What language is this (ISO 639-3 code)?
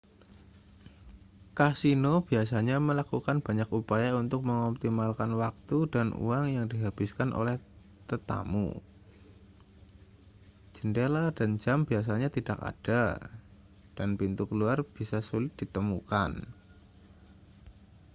ind